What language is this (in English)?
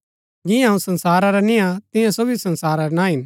Gaddi